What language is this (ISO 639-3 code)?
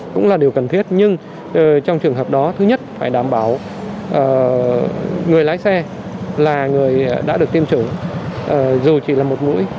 vie